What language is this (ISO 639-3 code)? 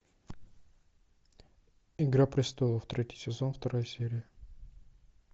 rus